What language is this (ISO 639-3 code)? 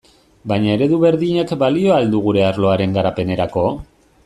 eus